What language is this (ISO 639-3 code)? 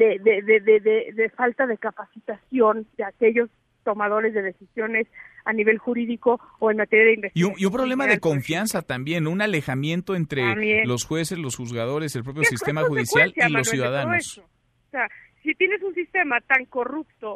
spa